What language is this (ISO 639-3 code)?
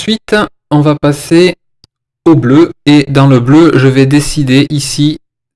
fra